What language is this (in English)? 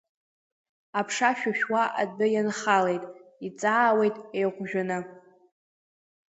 Abkhazian